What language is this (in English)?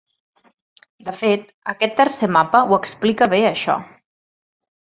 Catalan